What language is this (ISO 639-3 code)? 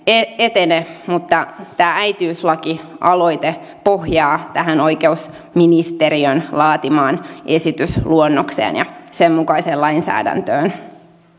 fin